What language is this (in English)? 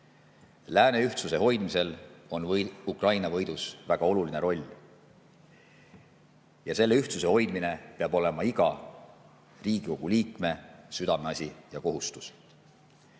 Estonian